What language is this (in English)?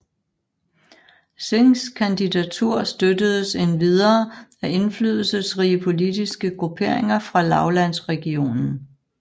Danish